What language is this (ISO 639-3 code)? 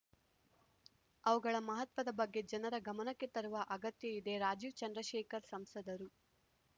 kan